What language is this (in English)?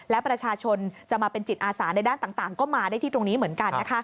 Thai